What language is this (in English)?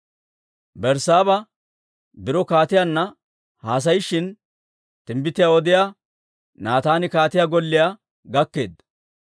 Dawro